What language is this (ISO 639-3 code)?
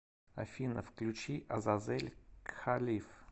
rus